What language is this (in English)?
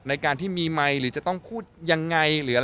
Thai